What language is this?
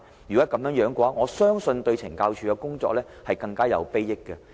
Cantonese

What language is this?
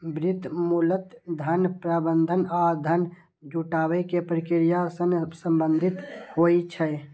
Maithili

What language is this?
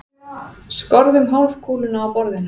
Icelandic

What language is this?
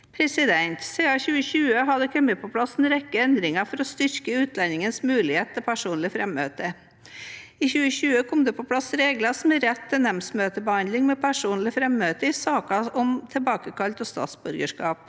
Norwegian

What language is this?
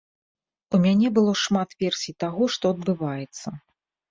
Belarusian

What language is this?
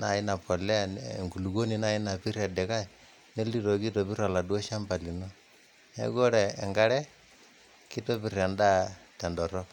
Masai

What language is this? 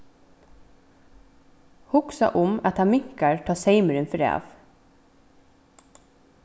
Faroese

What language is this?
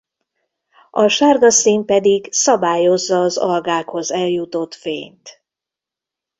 Hungarian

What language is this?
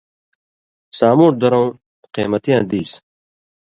Indus Kohistani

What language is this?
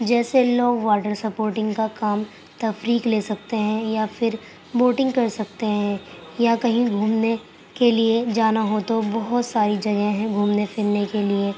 Urdu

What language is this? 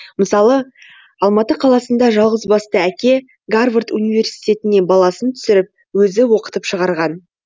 Kazakh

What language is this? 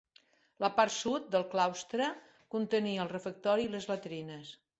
Catalan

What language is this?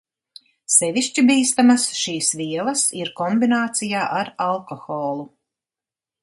Latvian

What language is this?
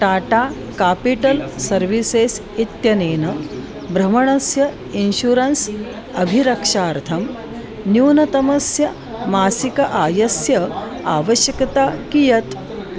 Sanskrit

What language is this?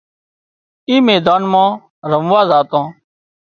Wadiyara Koli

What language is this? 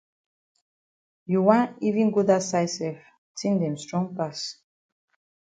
Cameroon Pidgin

